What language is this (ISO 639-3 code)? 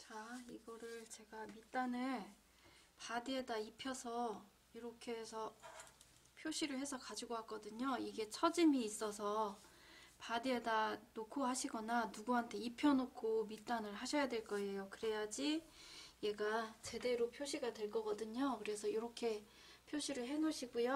kor